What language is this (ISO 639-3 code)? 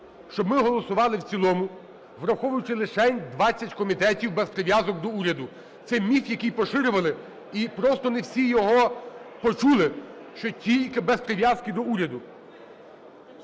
ukr